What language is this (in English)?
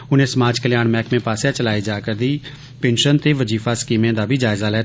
Dogri